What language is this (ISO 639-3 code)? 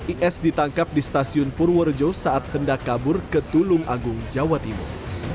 ind